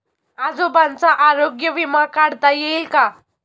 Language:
Marathi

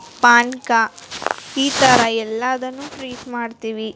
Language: Kannada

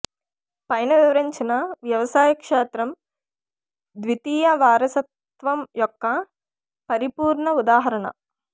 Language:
Telugu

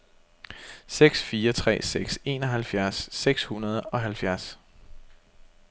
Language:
Danish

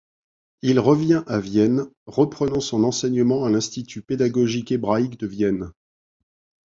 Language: French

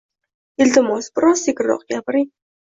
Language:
Uzbek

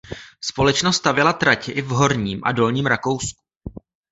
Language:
Czech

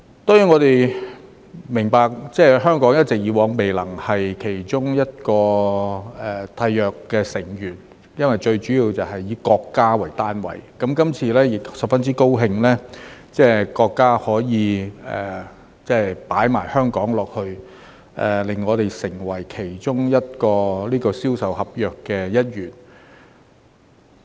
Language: Cantonese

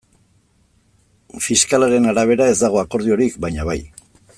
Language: Basque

